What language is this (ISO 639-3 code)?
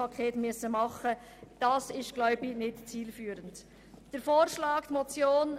gsw